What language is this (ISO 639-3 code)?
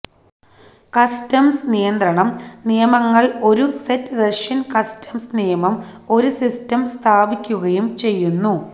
mal